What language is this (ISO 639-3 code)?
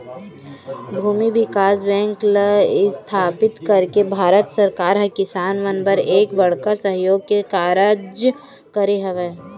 hne